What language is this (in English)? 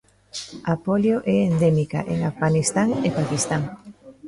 Galician